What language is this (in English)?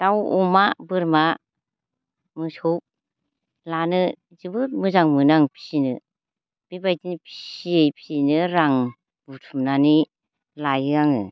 Bodo